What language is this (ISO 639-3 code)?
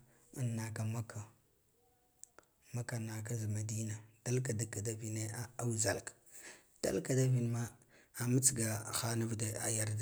gdf